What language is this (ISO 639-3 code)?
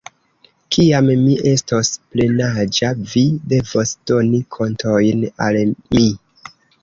epo